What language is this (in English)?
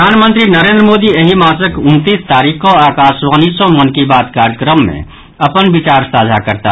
Maithili